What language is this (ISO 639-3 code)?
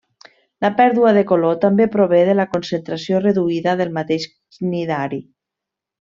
cat